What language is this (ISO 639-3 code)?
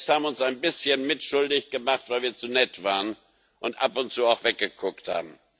deu